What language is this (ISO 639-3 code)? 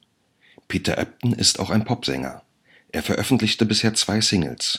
deu